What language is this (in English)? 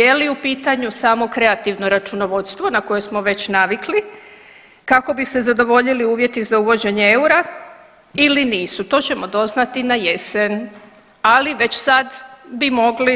Croatian